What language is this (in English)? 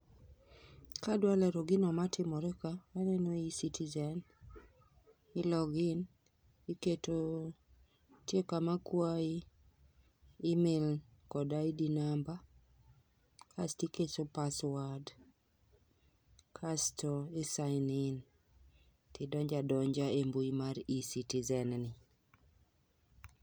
Luo (Kenya and Tanzania)